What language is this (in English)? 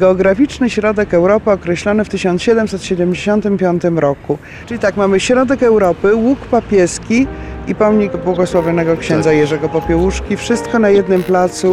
Polish